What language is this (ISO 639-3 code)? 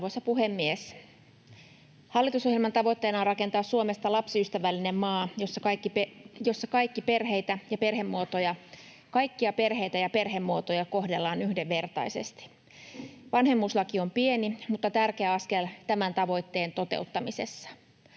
fin